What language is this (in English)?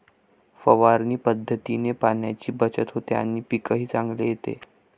Marathi